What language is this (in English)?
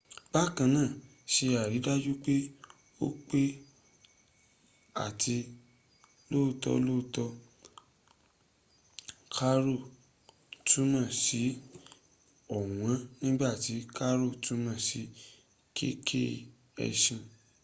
Yoruba